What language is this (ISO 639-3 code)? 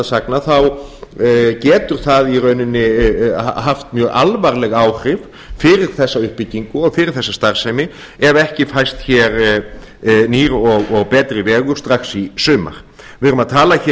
isl